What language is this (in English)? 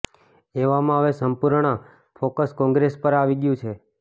Gujarati